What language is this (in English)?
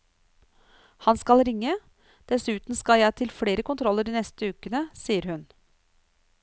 Norwegian